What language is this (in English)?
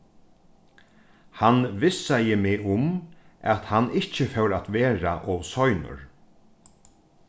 Faroese